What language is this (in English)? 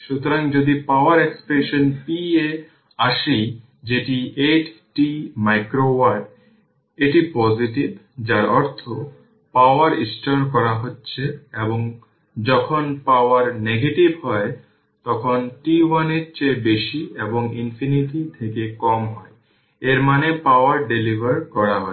Bangla